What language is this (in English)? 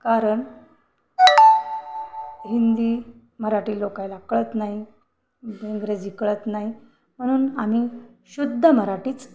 Marathi